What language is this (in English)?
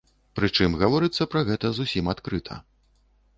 Belarusian